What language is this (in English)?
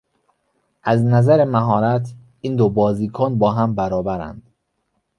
Persian